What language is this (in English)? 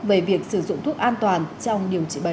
Vietnamese